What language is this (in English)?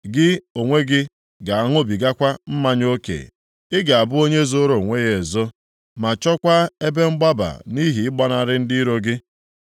Igbo